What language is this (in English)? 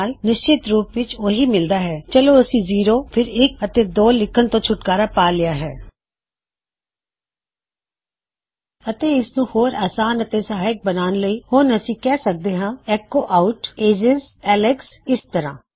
Punjabi